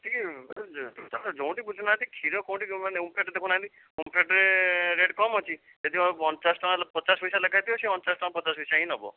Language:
Odia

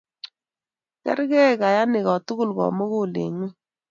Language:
Kalenjin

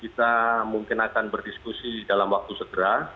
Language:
Indonesian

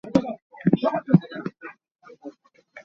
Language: Hakha Chin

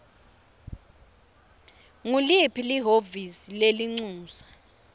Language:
Swati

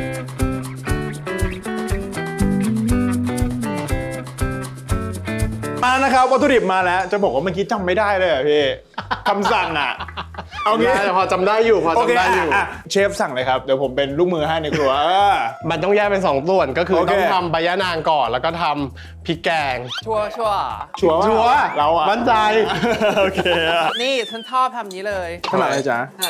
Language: Thai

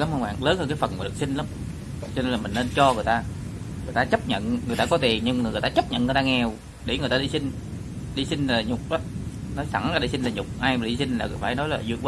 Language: Vietnamese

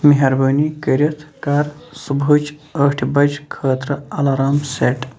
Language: Kashmiri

